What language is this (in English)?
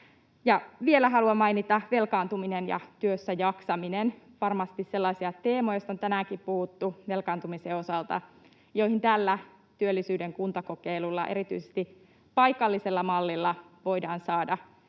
Finnish